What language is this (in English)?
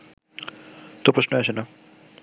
Bangla